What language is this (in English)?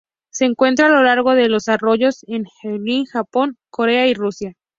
Spanish